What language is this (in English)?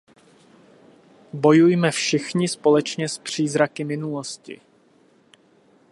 Czech